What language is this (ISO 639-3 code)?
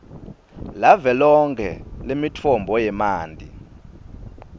ssw